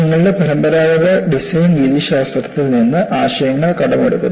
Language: Malayalam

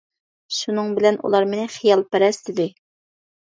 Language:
Uyghur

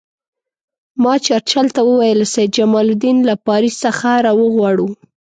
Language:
Pashto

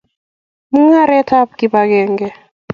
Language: Kalenjin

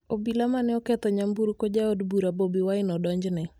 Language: Luo (Kenya and Tanzania)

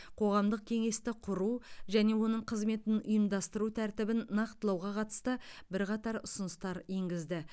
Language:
Kazakh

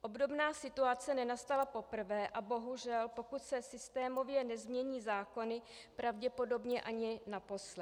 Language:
Czech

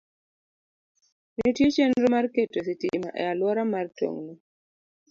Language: Luo (Kenya and Tanzania)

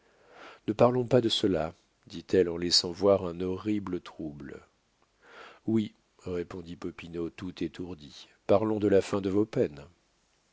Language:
French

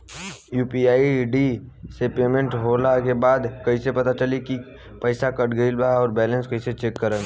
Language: Bhojpuri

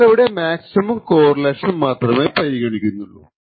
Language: Malayalam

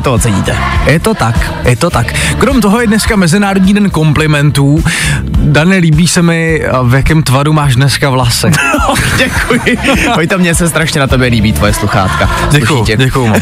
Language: Czech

